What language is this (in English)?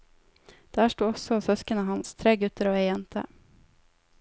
Norwegian